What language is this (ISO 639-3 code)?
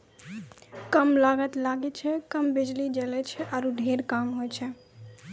mai